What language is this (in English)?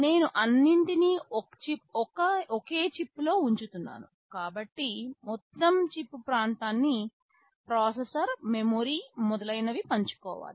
Telugu